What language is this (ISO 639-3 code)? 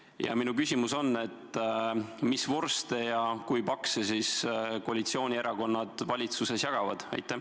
est